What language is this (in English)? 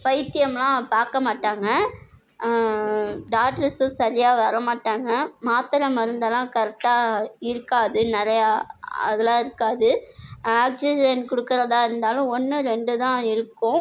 Tamil